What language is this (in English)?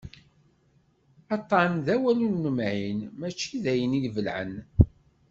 Kabyle